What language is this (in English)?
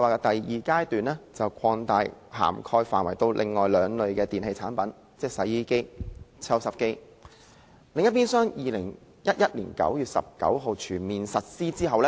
Cantonese